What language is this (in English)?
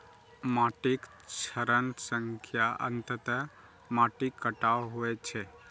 Maithili